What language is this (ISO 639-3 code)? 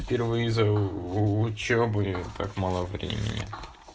rus